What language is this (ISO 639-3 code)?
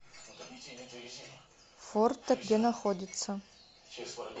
rus